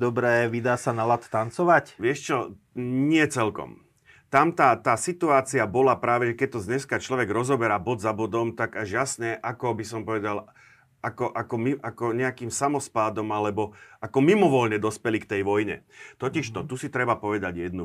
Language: Slovak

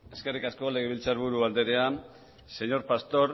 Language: Basque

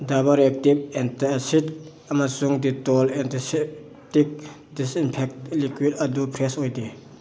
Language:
Manipuri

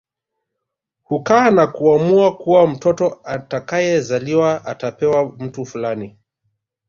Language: Swahili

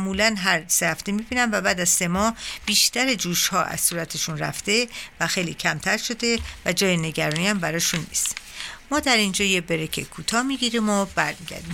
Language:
Persian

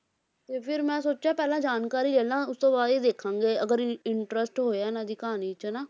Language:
Punjabi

